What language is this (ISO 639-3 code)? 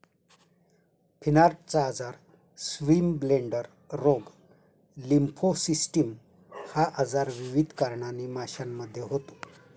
mar